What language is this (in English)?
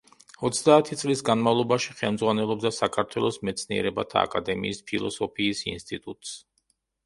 Georgian